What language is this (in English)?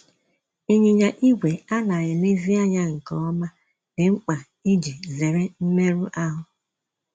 Igbo